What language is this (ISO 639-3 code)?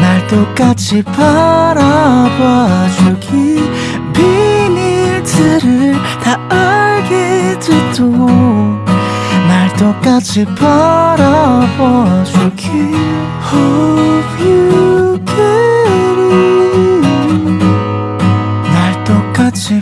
kor